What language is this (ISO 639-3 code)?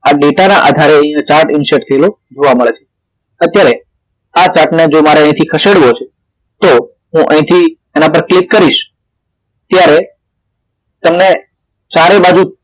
guj